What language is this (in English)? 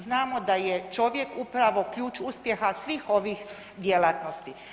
Croatian